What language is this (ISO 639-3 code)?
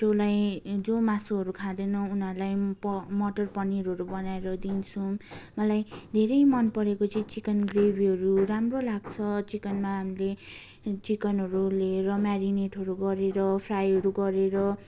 nep